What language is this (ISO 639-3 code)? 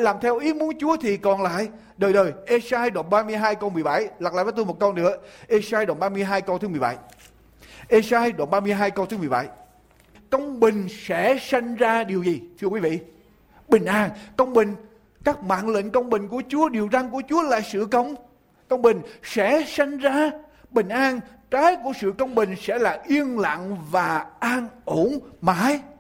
vie